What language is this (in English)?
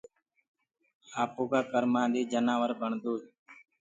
Gurgula